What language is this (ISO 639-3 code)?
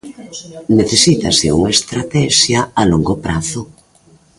glg